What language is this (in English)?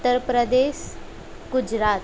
Gujarati